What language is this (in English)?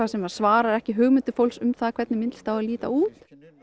Icelandic